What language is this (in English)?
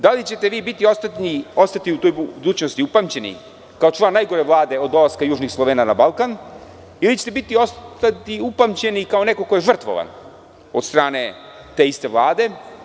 Serbian